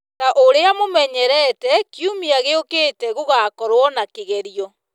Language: Kikuyu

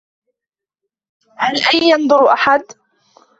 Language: Arabic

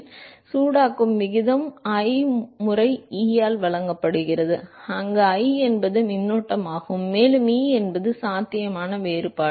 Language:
Tamil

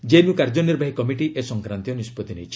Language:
Odia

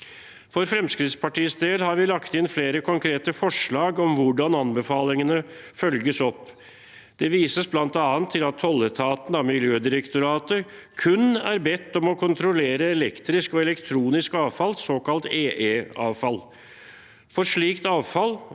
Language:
Norwegian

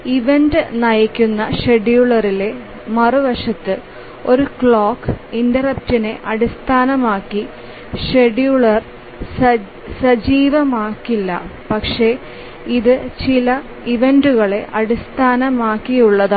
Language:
Malayalam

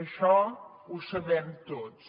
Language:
Catalan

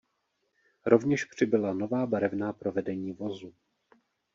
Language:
Czech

